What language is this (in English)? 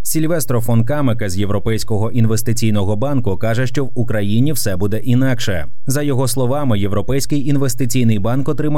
Ukrainian